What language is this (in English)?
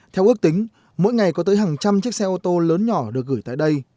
Vietnamese